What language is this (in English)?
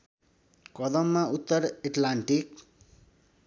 Nepali